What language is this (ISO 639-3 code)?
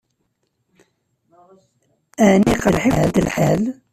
kab